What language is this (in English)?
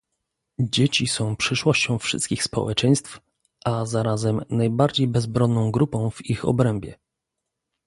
Polish